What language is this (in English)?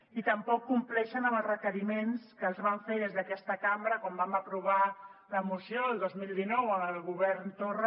Catalan